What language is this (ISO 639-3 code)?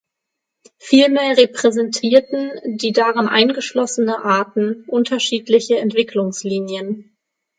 deu